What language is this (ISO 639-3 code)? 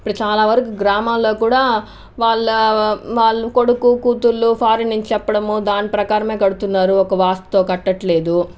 tel